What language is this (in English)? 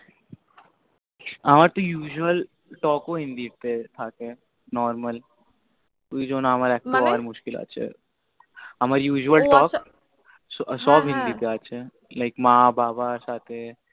Bangla